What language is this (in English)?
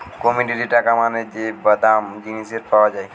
Bangla